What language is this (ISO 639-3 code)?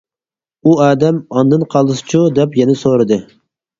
uig